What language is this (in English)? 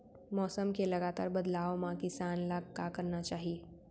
Chhattisgarhi